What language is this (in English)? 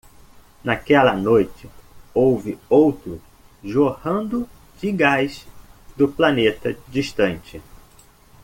Portuguese